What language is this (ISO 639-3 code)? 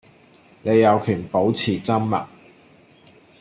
yue